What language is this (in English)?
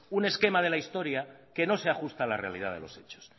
Spanish